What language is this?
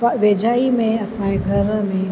Sindhi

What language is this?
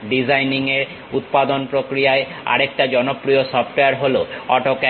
Bangla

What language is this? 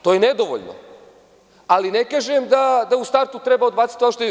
Serbian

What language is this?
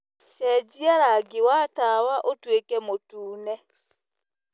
Kikuyu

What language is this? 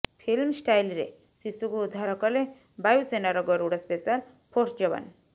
Odia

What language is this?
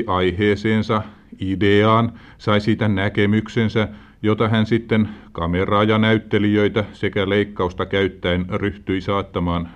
Finnish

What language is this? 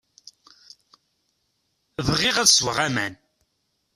Kabyle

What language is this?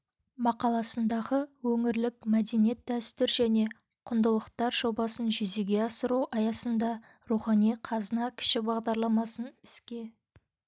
Kazakh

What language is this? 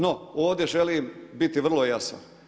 Croatian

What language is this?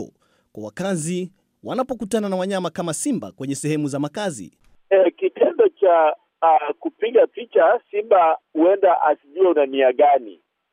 Swahili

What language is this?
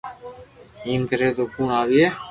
Loarki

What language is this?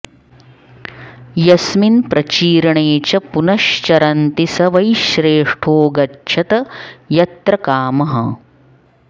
Sanskrit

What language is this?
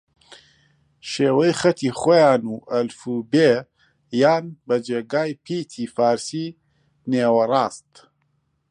Central Kurdish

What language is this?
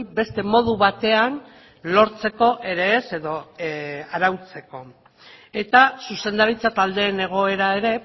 Basque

